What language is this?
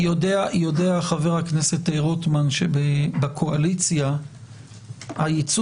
Hebrew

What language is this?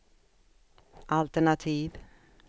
Swedish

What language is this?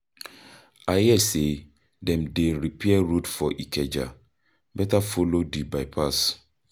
Nigerian Pidgin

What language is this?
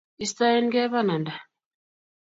Kalenjin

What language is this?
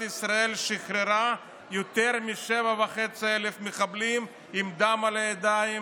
Hebrew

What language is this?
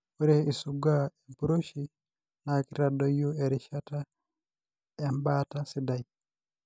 Masai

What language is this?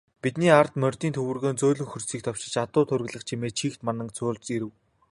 Mongolian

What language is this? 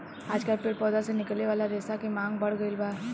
Bhojpuri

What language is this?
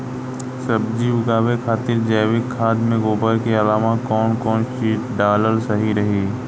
Bhojpuri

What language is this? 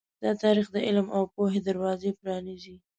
Pashto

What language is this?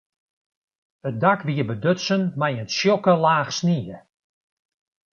Western Frisian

